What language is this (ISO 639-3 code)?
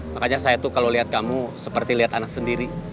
ind